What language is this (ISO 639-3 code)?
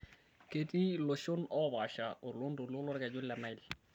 mas